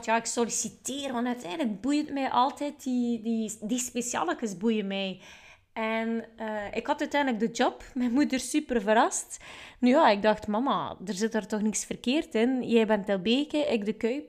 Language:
Dutch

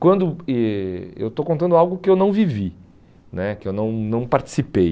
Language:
Portuguese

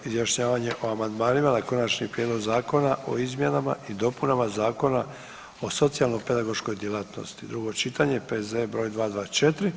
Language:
Croatian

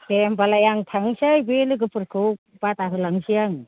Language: Bodo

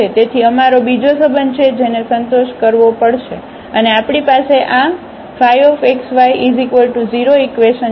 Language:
Gujarati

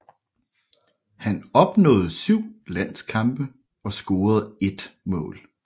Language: Danish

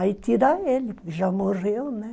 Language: Portuguese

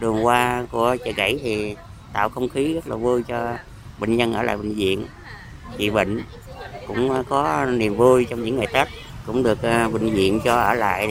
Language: Vietnamese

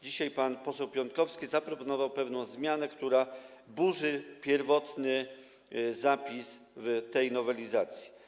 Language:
Polish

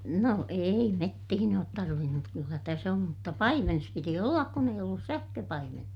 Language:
Finnish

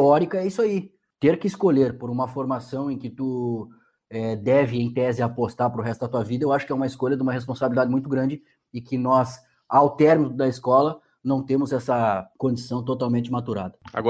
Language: Portuguese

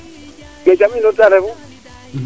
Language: Serer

